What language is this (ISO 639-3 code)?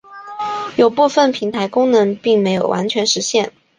zho